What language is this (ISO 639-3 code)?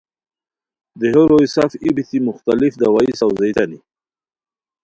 khw